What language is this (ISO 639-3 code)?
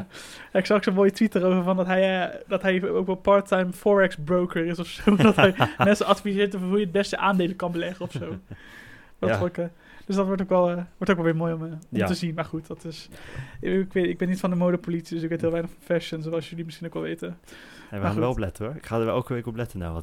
nld